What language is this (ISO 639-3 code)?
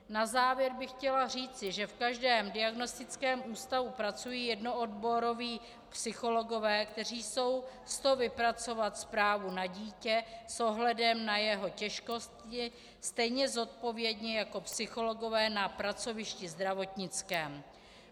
ces